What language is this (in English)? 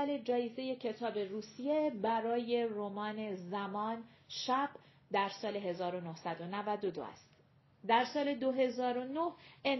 Persian